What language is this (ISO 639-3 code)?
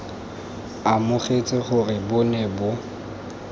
tsn